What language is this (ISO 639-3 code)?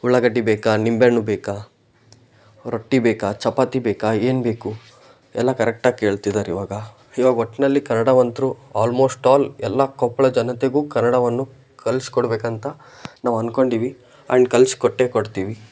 kan